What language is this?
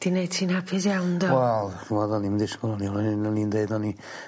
Welsh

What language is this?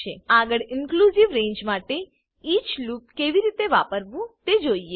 Gujarati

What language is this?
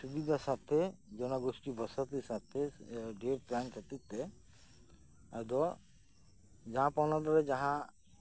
Santali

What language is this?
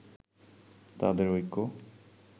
Bangla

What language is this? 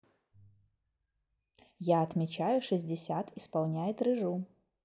Russian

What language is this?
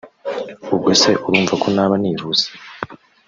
Kinyarwanda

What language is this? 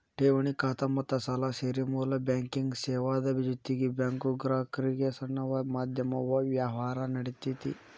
Kannada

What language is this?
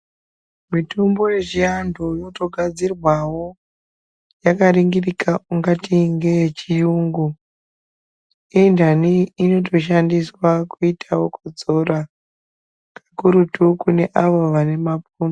Ndau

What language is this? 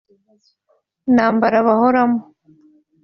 Kinyarwanda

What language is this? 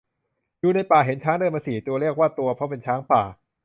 Thai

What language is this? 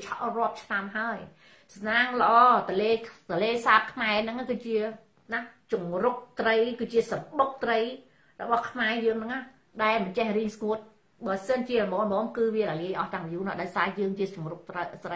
Thai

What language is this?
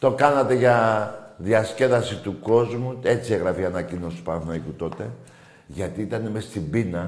Greek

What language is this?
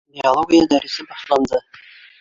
Bashkir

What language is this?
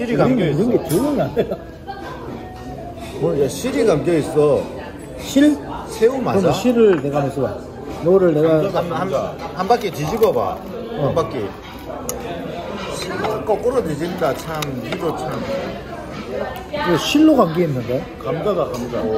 Korean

